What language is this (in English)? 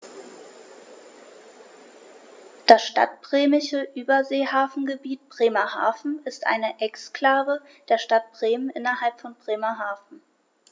German